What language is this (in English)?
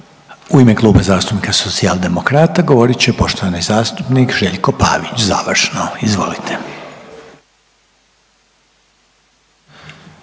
Croatian